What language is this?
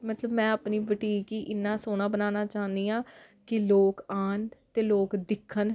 Dogri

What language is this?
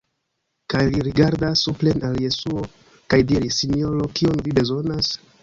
Esperanto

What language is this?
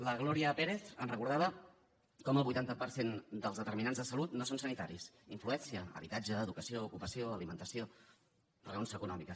Catalan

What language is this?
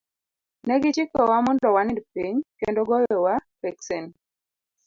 Luo (Kenya and Tanzania)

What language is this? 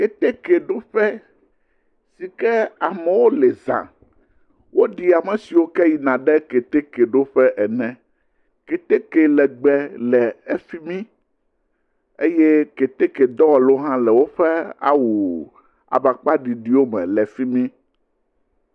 Ewe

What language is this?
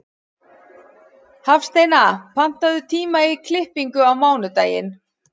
Icelandic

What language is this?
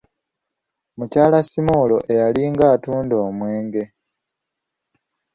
Ganda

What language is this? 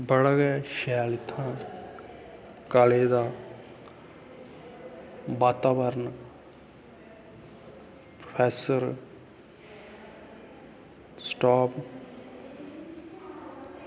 Dogri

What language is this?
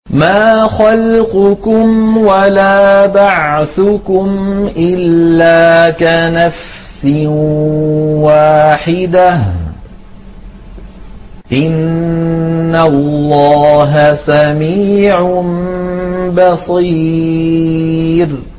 Arabic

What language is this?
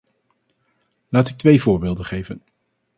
Dutch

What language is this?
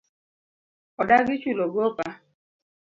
Luo (Kenya and Tanzania)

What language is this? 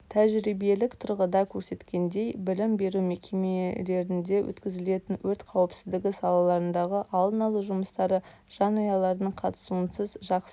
Kazakh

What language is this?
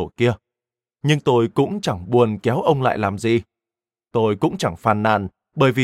Vietnamese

